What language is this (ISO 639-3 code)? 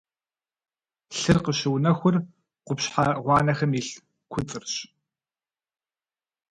kbd